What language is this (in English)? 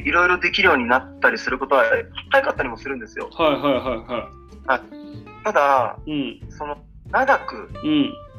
Japanese